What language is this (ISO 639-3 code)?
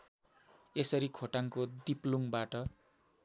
nep